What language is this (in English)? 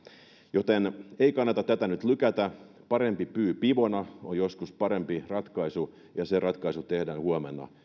Finnish